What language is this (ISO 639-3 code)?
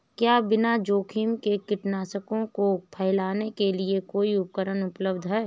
hin